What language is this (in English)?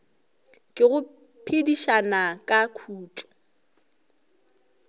Northern Sotho